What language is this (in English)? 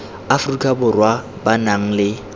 Tswana